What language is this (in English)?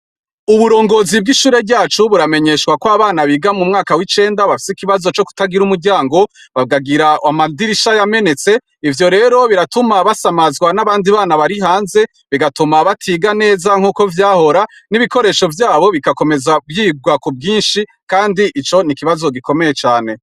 Rundi